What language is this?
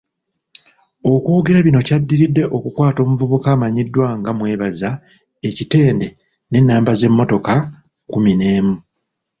Ganda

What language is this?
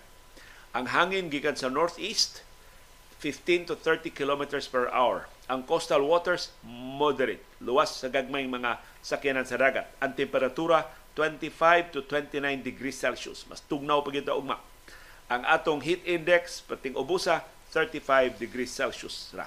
Filipino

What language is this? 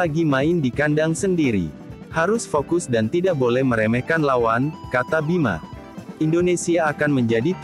Indonesian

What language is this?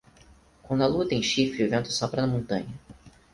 Portuguese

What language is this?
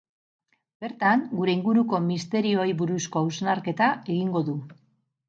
Basque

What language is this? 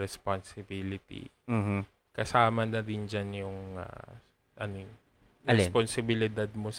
Filipino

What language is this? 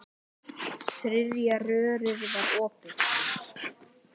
Icelandic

